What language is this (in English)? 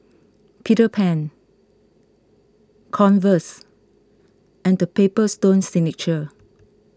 English